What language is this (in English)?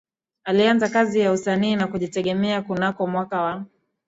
Swahili